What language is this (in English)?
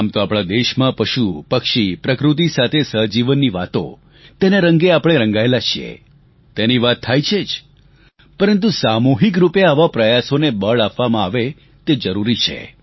Gujarati